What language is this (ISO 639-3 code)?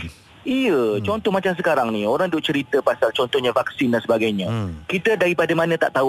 msa